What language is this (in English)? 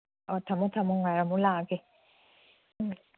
Manipuri